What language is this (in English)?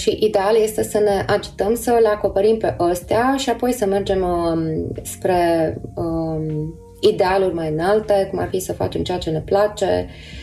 Romanian